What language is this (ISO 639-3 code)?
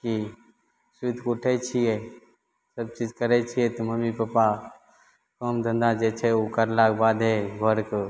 mai